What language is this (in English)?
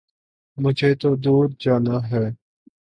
Urdu